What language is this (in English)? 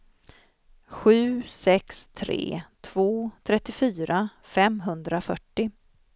Swedish